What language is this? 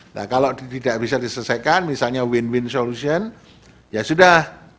Indonesian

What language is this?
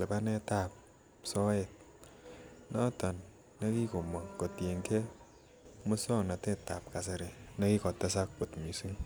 Kalenjin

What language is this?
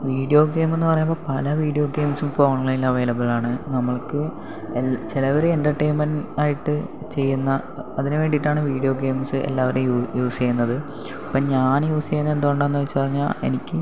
Malayalam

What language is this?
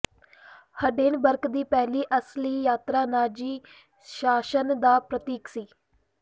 Punjabi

